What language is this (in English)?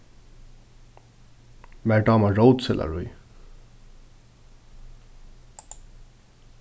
Faroese